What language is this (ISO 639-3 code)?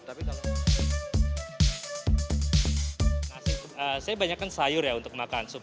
ind